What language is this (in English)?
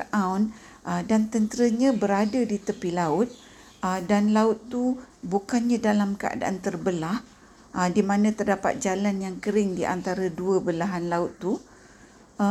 Malay